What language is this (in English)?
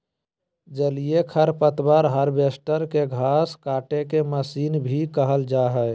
Magahi